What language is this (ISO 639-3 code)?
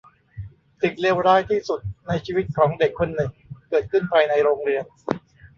tha